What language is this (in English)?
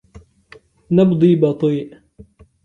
Arabic